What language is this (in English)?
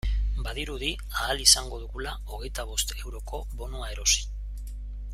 Basque